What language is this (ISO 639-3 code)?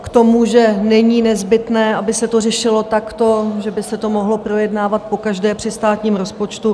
ces